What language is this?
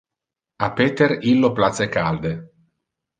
Interlingua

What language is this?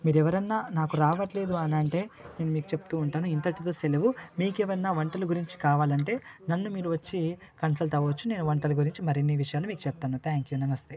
Telugu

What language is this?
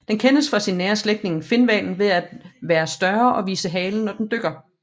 Danish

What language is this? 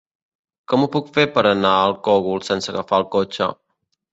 Catalan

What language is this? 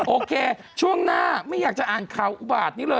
Thai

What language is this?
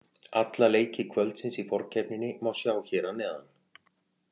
Icelandic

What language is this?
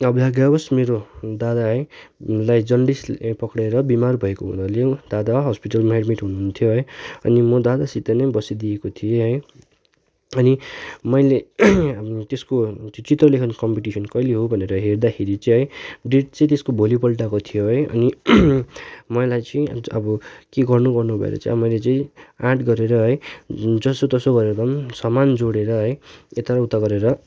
Nepali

